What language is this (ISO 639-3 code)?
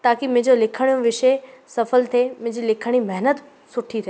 snd